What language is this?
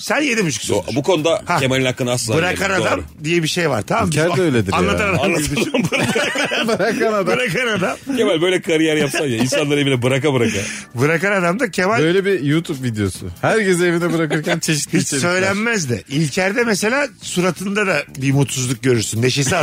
Turkish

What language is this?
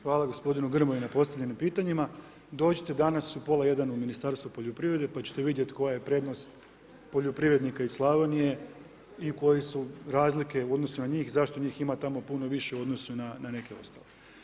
Croatian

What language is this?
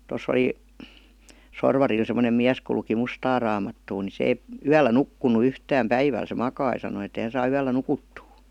Finnish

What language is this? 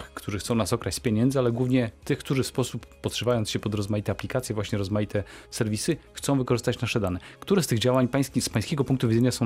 Polish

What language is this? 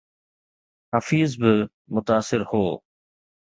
Sindhi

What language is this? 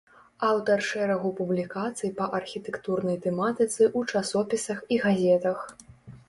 Belarusian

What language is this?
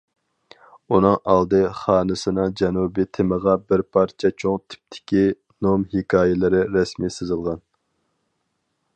Uyghur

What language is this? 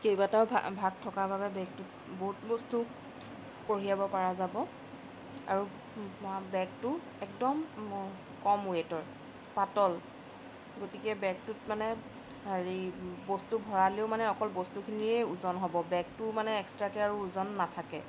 Assamese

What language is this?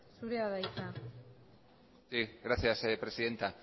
Basque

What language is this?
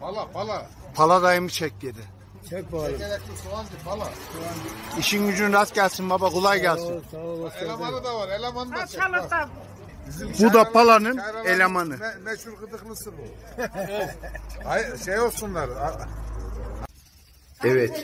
Turkish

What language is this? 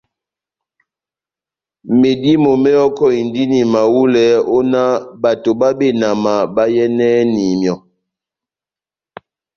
Batanga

